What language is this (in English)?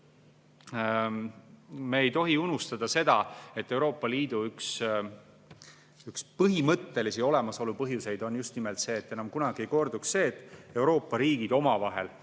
Estonian